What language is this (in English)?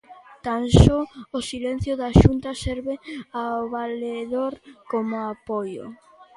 Galician